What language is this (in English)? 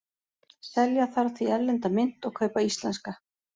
Icelandic